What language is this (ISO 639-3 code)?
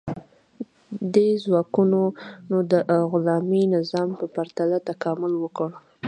pus